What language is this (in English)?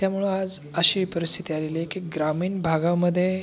Marathi